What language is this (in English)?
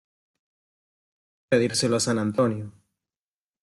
Spanish